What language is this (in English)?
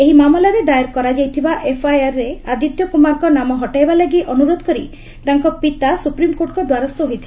Odia